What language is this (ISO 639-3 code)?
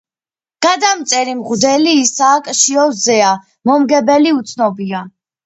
kat